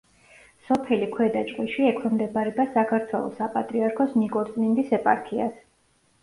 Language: Georgian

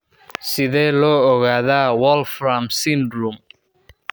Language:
Somali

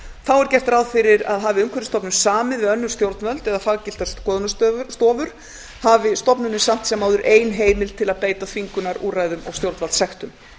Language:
Icelandic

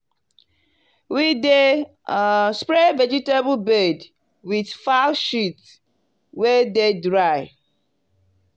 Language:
Nigerian Pidgin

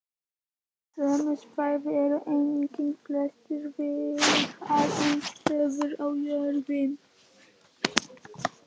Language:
Icelandic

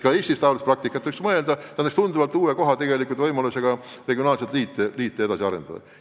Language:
Estonian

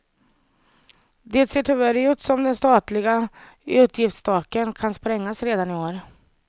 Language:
Swedish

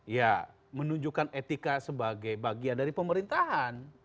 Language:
Indonesian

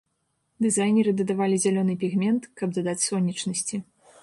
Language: Belarusian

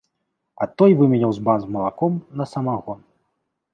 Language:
Belarusian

